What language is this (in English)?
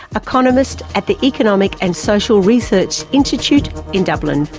English